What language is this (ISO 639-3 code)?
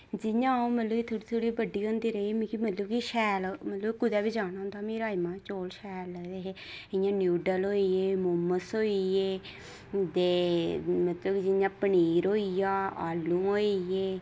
doi